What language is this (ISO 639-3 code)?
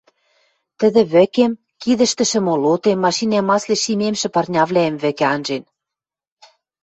mrj